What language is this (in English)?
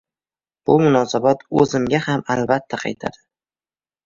Uzbek